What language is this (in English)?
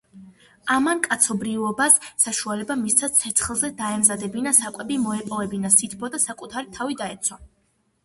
Georgian